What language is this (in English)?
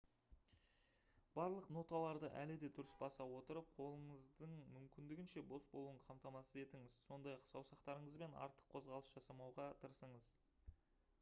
Kazakh